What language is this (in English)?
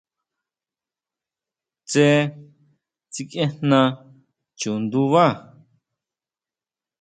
Huautla Mazatec